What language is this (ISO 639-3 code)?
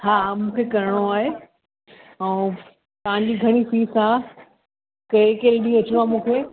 snd